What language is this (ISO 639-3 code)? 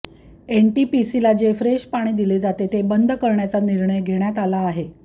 mar